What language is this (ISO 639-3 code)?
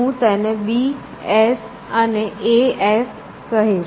guj